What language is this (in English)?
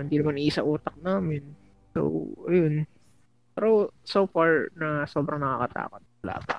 Filipino